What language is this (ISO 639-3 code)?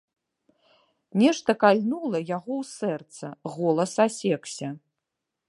bel